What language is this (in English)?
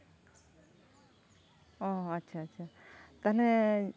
Santali